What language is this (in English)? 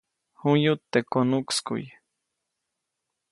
Copainalá Zoque